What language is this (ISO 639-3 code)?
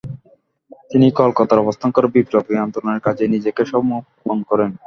ben